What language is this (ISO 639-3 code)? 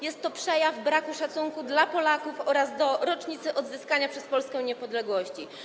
pol